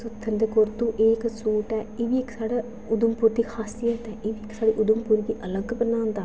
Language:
Dogri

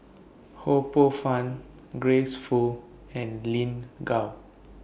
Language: English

